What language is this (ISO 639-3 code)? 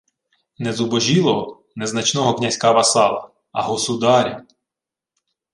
ukr